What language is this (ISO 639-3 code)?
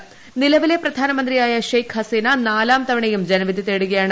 mal